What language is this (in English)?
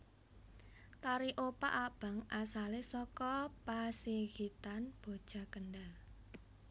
Javanese